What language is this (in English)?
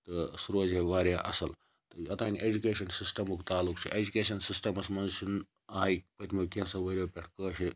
Kashmiri